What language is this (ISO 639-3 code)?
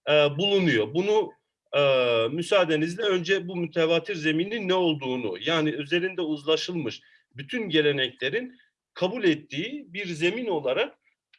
tur